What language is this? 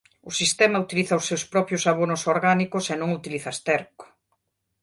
Galician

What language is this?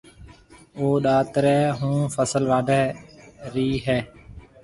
Marwari (Pakistan)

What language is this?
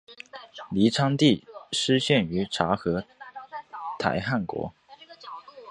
Chinese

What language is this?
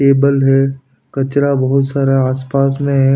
Hindi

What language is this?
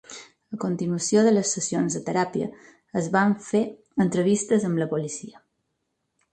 Catalan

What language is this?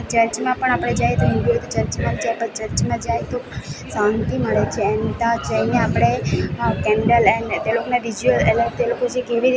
Gujarati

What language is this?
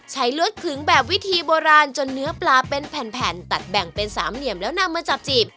Thai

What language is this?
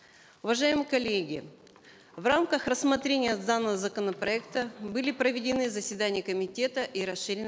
Kazakh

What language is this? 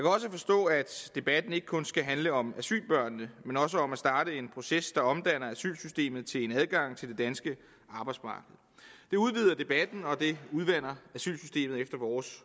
Danish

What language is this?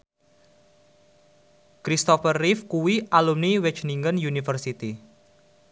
Javanese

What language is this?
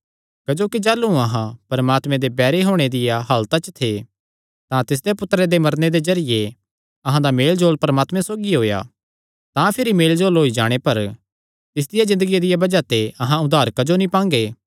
Kangri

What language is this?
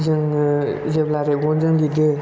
Bodo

